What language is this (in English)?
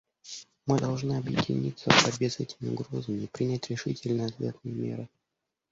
Russian